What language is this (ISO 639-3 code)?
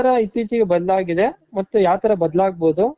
kan